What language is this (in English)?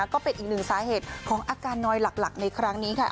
Thai